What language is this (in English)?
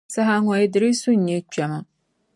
Dagbani